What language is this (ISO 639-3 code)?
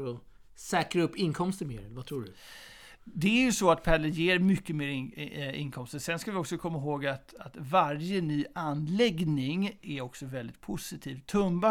swe